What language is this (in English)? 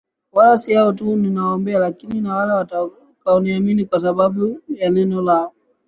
Swahili